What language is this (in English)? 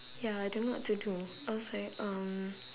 English